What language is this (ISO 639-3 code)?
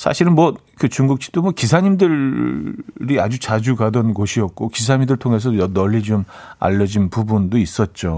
kor